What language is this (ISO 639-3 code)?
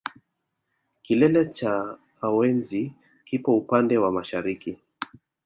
swa